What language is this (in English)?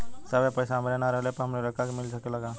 Bhojpuri